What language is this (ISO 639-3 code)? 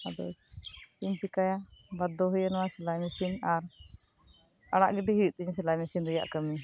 sat